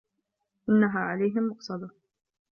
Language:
Arabic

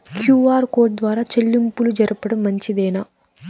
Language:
Telugu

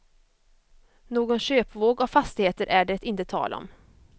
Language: Swedish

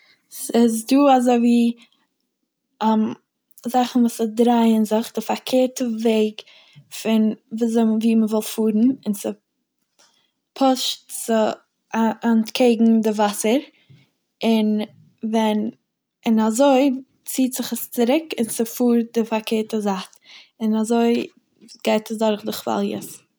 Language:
Yiddish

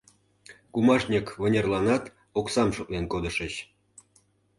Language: Mari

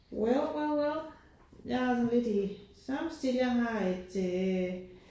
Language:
Danish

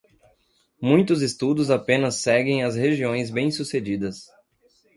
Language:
Portuguese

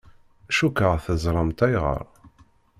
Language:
Kabyle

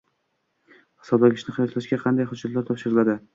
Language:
Uzbek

